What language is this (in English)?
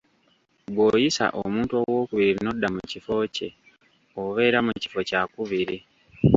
Ganda